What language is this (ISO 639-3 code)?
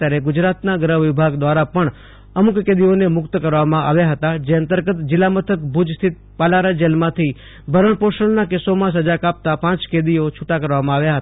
guj